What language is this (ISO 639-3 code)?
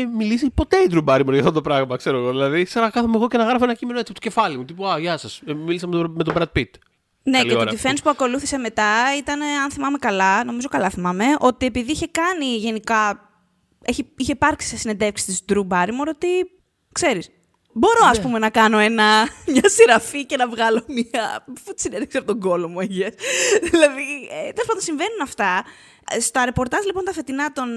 ell